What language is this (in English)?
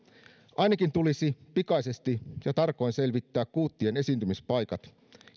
Finnish